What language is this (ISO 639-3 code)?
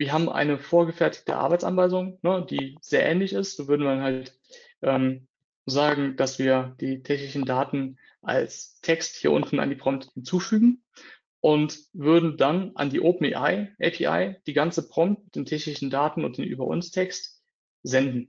deu